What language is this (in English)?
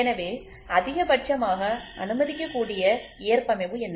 Tamil